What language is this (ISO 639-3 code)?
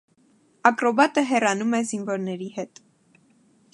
hye